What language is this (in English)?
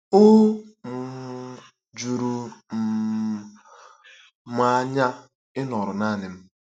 Igbo